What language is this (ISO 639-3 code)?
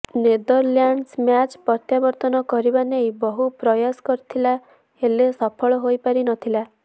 ori